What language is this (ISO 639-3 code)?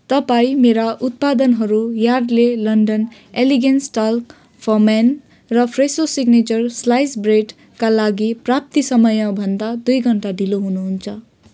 nep